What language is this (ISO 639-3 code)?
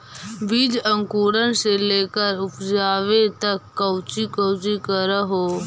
mag